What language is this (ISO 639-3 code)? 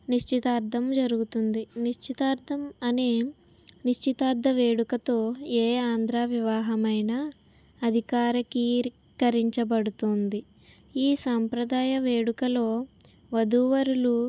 tel